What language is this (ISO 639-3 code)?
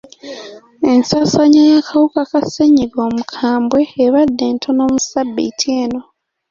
lug